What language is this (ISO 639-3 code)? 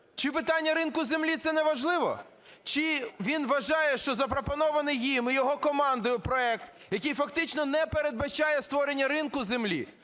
ukr